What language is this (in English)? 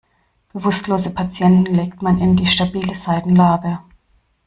German